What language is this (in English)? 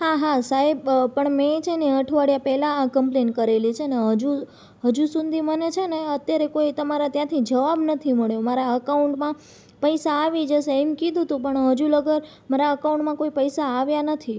Gujarati